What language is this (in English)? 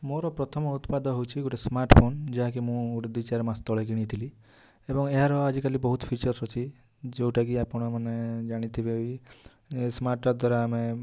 Odia